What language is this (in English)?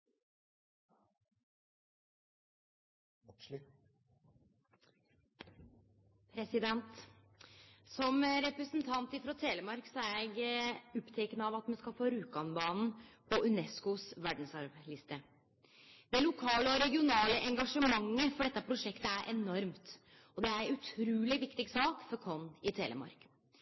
Norwegian